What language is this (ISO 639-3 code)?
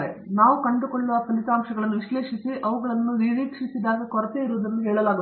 kan